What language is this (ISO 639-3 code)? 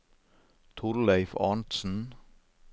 nor